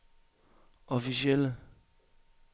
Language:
Danish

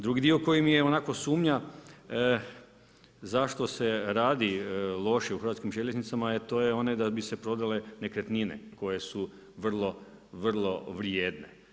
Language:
Croatian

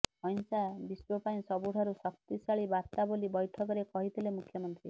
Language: Odia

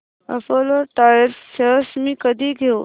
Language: Marathi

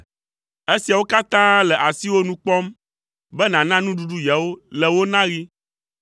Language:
Ewe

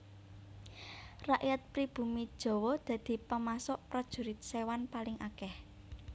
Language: Javanese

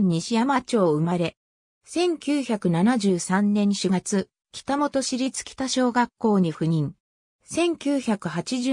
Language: Japanese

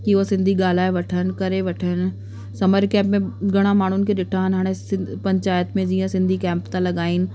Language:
Sindhi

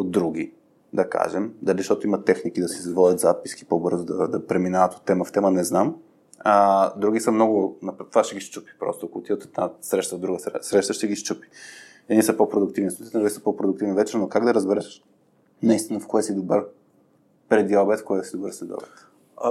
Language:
Bulgarian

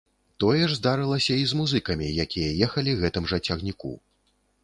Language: Belarusian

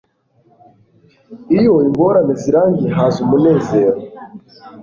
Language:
Kinyarwanda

